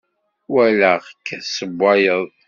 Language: Kabyle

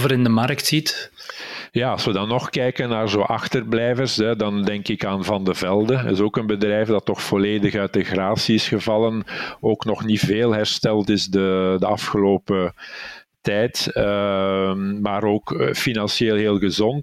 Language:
Dutch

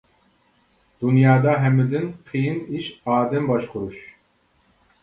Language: Uyghur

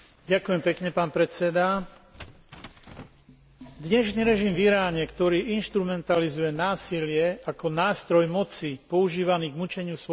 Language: Slovak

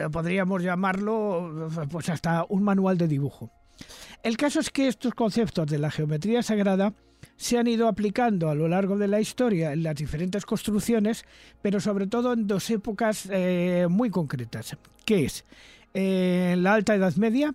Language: Spanish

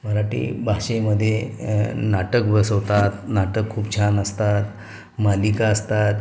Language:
Marathi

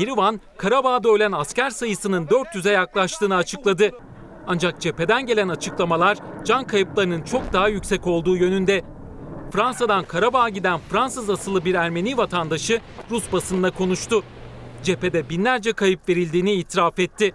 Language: Turkish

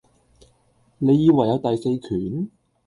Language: Cantonese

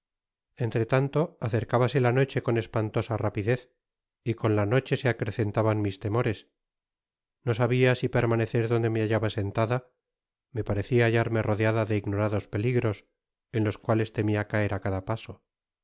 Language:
Spanish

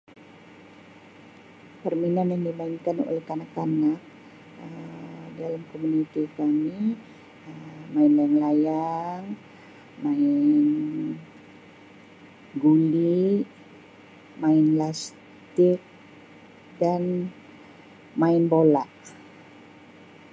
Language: Sabah Malay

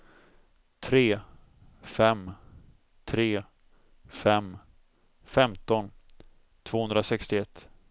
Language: Swedish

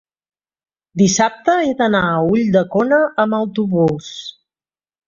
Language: Catalan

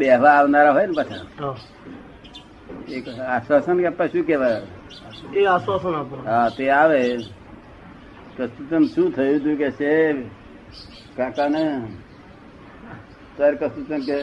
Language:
Gujarati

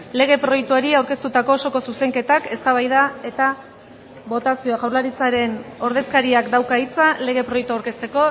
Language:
Basque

